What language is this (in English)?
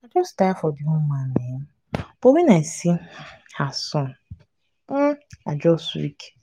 Nigerian Pidgin